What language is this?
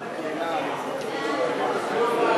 Hebrew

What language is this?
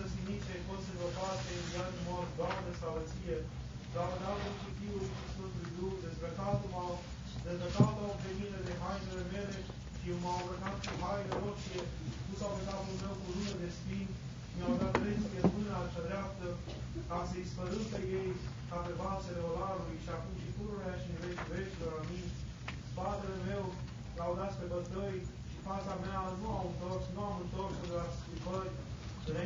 Romanian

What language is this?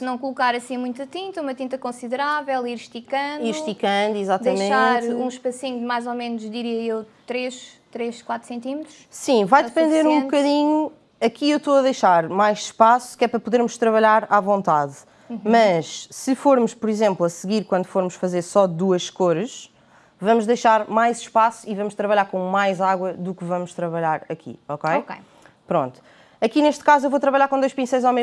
Portuguese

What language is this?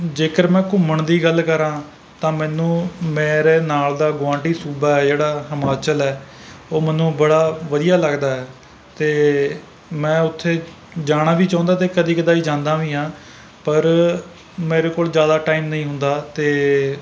Punjabi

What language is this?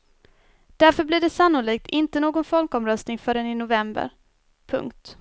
Swedish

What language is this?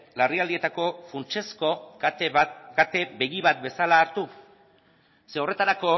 Basque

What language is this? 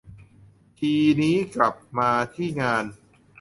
Thai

